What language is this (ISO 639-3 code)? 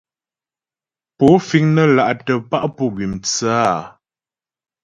bbj